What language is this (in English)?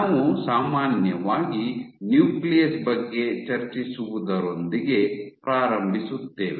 Kannada